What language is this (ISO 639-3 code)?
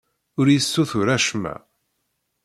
kab